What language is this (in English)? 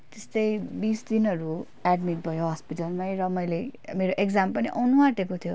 Nepali